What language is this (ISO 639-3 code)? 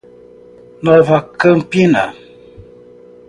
por